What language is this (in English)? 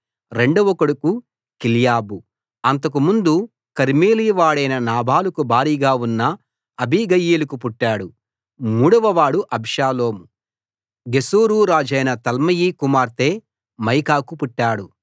Telugu